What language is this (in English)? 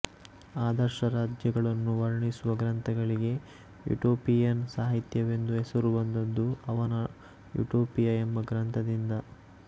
Kannada